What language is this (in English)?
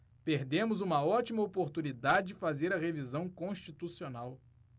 Portuguese